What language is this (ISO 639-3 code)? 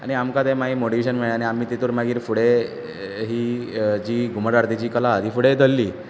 kok